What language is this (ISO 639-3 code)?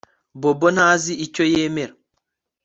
kin